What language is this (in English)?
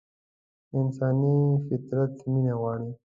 Pashto